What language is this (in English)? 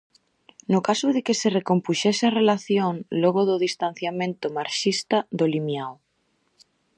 Galician